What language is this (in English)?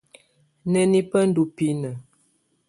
Tunen